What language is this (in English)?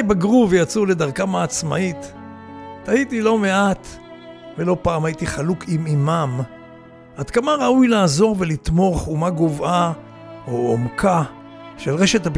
Hebrew